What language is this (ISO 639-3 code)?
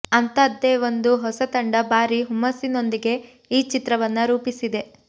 kan